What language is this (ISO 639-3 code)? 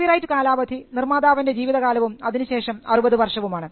mal